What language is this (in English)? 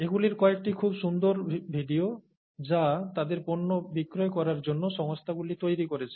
Bangla